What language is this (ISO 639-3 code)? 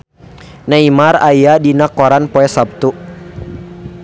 sun